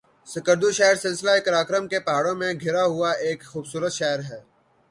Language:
Urdu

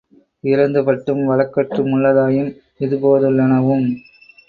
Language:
Tamil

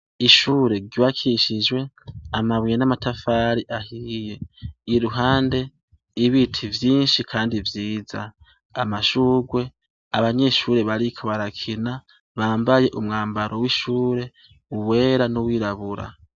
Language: Rundi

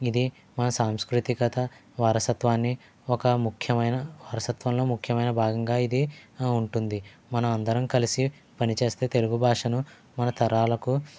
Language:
Telugu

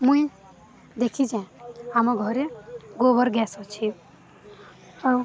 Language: Odia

